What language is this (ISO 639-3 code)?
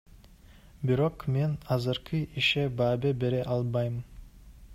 kir